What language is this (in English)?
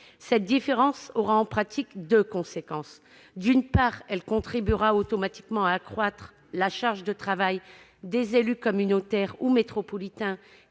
French